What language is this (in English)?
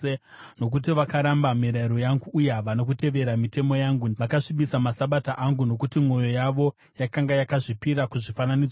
Shona